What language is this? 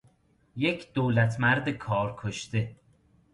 Persian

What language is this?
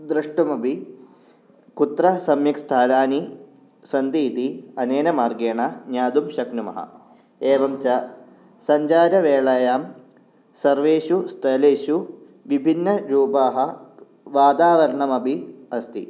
Sanskrit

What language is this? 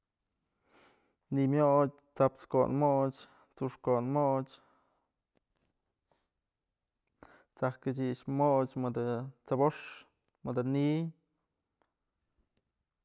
Mazatlán Mixe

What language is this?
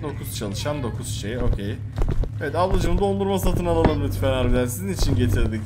Turkish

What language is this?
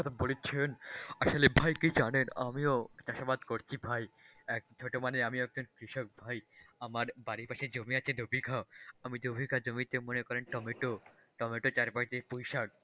Bangla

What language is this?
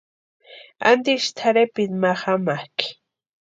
Western Highland Purepecha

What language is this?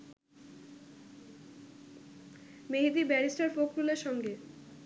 Bangla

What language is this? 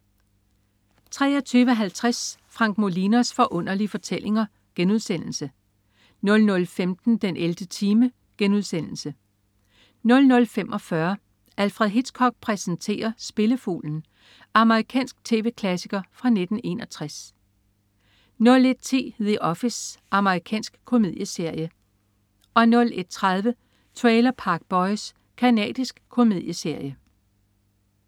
Danish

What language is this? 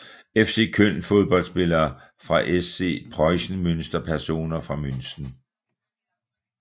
Danish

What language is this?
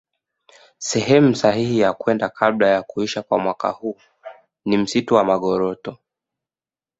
Swahili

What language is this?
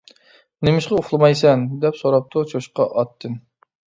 Uyghur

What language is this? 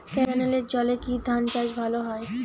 Bangla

